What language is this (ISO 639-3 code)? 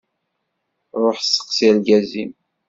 kab